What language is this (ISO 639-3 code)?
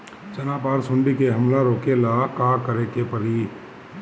bho